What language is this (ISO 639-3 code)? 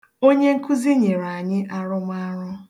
ibo